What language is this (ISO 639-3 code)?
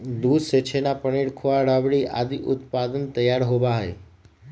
mag